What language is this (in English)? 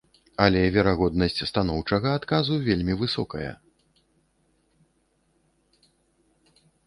Belarusian